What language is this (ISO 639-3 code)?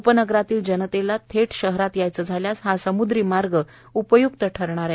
mar